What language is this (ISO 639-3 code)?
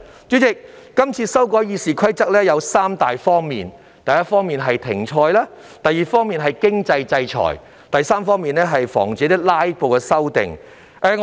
yue